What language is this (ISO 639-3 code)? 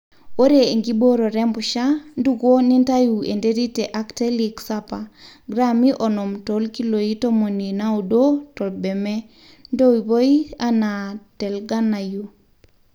mas